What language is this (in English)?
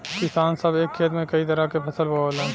Bhojpuri